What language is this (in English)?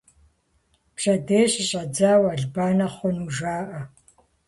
Kabardian